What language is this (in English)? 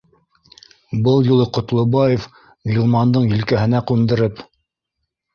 Bashkir